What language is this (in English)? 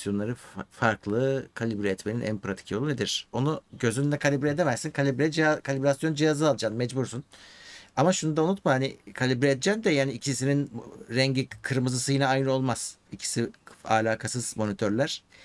Turkish